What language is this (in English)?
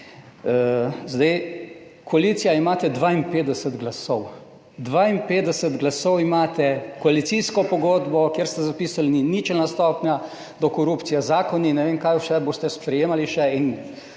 Slovenian